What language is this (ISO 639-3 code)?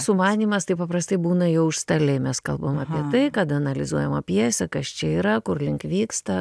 lit